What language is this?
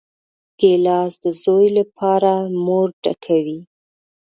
Pashto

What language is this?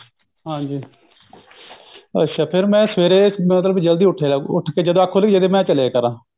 Punjabi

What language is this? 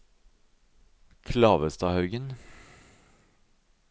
Norwegian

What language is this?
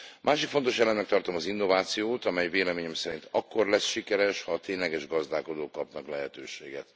Hungarian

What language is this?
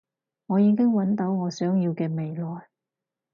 Cantonese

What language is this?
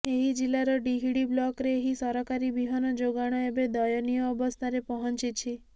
Odia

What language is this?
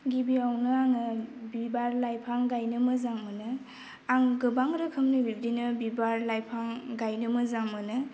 Bodo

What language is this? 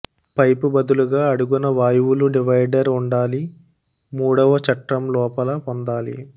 Telugu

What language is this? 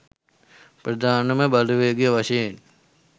Sinhala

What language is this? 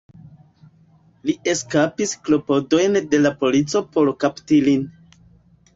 Esperanto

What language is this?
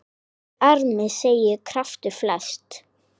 Icelandic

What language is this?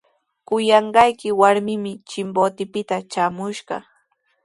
Sihuas Ancash Quechua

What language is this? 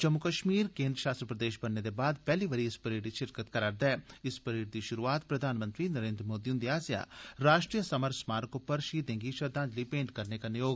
Dogri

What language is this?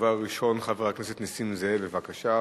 Hebrew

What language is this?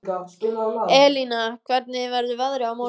Icelandic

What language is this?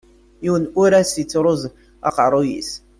Kabyle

